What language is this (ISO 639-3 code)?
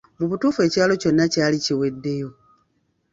lug